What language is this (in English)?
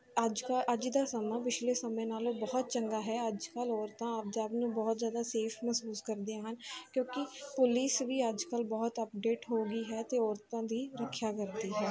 Punjabi